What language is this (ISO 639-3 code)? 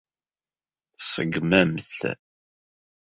kab